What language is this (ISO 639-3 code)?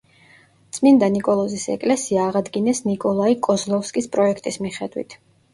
kat